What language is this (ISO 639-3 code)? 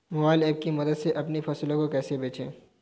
hin